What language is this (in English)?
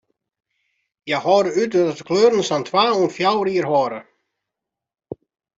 Western Frisian